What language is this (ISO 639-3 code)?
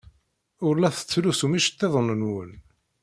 kab